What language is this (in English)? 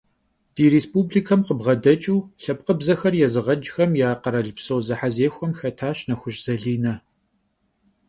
Kabardian